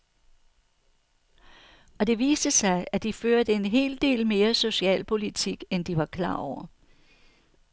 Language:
Danish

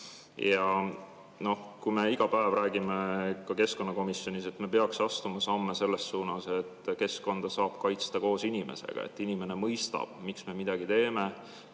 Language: Estonian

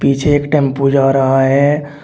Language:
Hindi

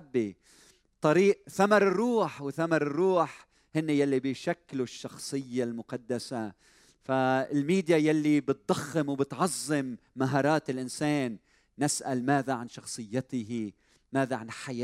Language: Arabic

